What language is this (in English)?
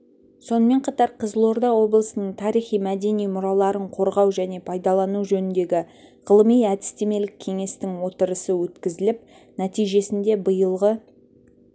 Kazakh